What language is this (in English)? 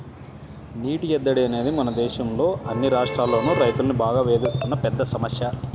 Telugu